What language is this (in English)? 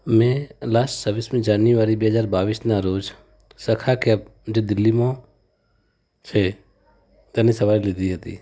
Gujarati